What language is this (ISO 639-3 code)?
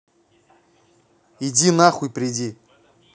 rus